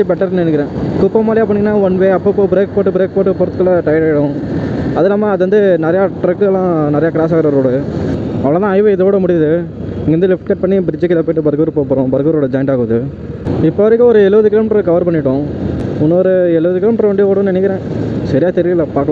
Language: Indonesian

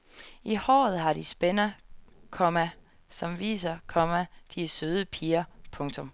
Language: Danish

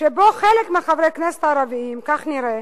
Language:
Hebrew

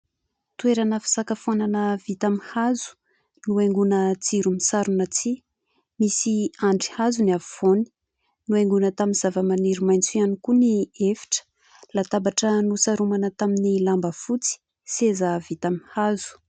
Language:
Malagasy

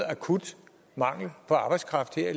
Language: Danish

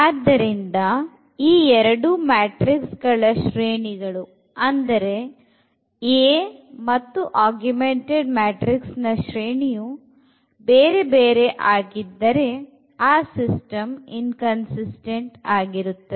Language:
Kannada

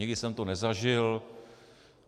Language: Czech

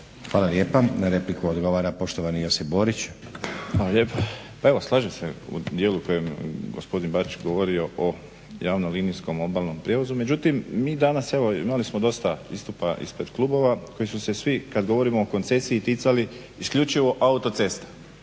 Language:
Croatian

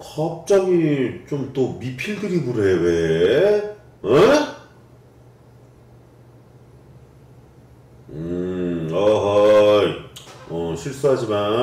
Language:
Korean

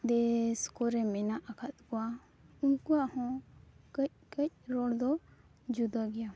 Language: Santali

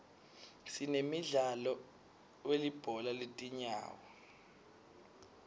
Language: Swati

